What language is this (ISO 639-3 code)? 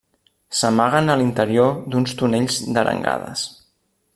cat